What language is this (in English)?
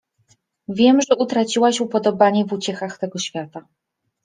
Polish